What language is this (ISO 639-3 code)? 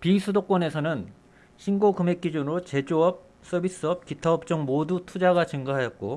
kor